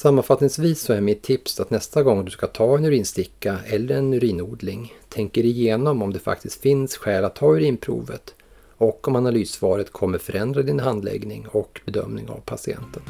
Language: Swedish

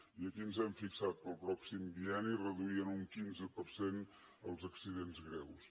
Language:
Catalan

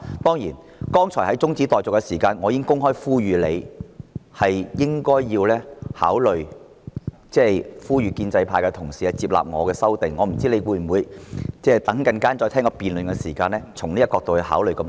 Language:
Cantonese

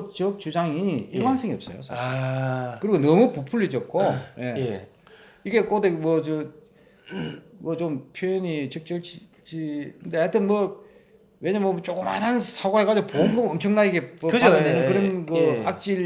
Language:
Korean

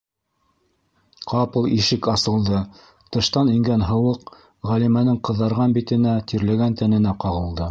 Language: Bashkir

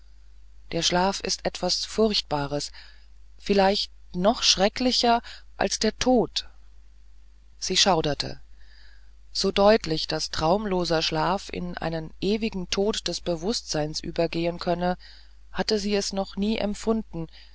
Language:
German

